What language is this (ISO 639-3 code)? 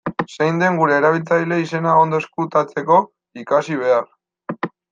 eus